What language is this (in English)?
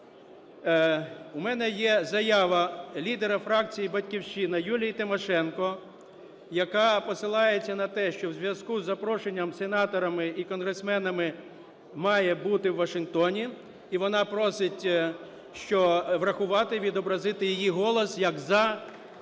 Ukrainian